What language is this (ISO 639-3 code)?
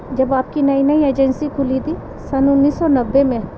urd